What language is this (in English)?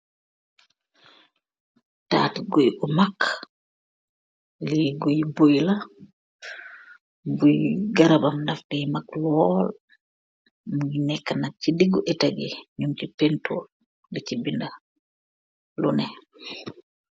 Wolof